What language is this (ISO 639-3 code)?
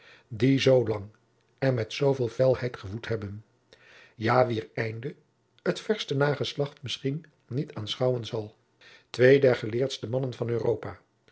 nld